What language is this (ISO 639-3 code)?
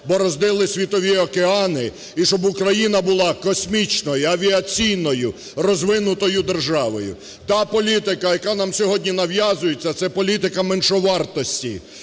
ukr